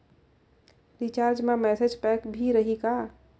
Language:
Chhattisgarhi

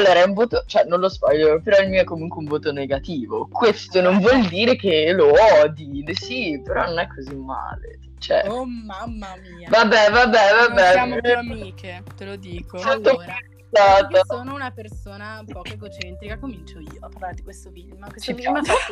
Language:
Italian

